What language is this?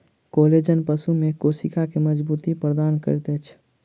Maithili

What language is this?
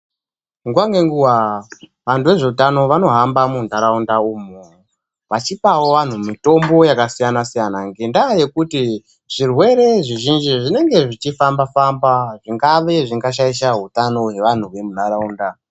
Ndau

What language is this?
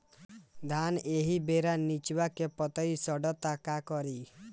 Bhojpuri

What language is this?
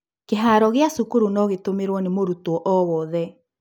Kikuyu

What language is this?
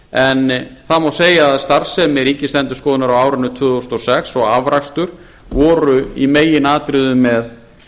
Icelandic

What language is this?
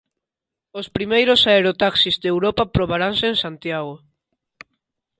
Galician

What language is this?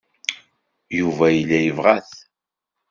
Kabyle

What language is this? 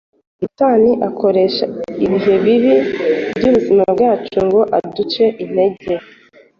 Kinyarwanda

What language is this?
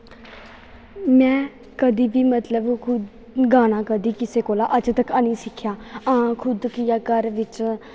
Dogri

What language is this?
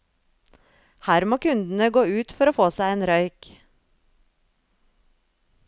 Norwegian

